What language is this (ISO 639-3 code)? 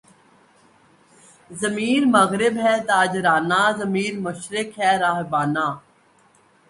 urd